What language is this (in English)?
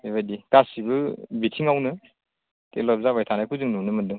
Bodo